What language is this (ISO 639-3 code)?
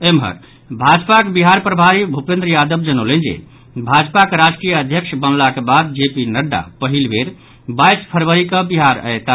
mai